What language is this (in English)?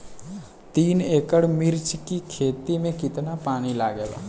Bhojpuri